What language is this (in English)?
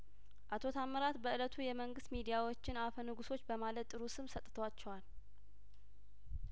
Amharic